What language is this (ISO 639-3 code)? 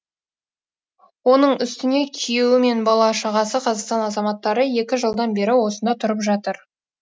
kaz